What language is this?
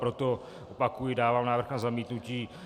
Czech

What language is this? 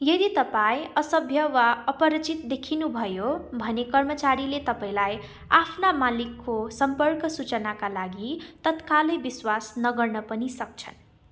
Nepali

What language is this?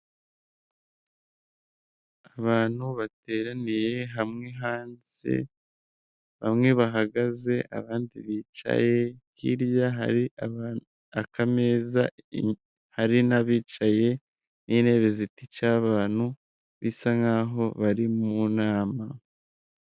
Kinyarwanda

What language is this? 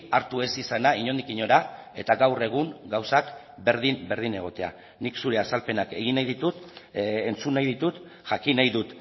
Basque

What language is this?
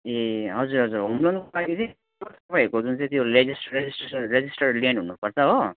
Nepali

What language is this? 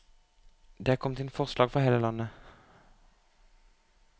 Norwegian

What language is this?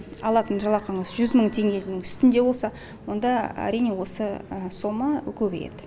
Kazakh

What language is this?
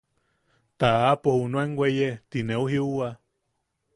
Yaqui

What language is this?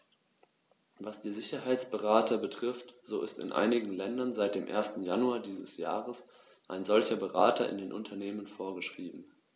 German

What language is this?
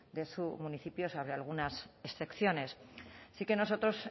Spanish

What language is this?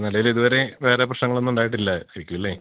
Malayalam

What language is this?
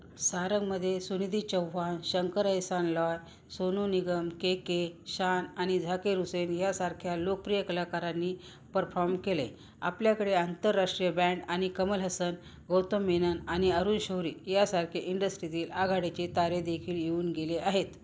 Marathi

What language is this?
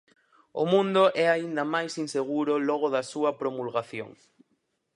Galician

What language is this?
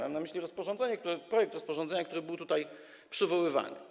Polish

